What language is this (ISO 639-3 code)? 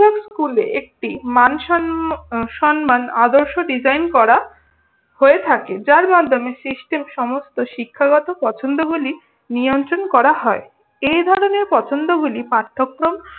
ben